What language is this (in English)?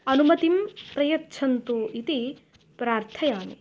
Sanskrit